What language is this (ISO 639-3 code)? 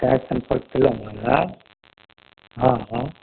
mai